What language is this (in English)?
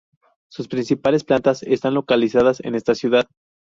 Spanish